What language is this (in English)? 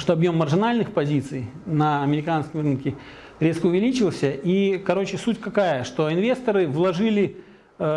Russian